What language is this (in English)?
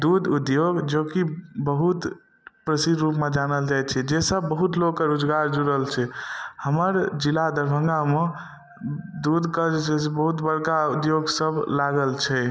Maithili